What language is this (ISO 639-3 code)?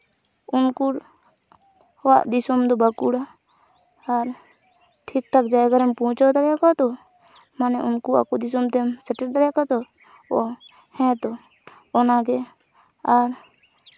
sat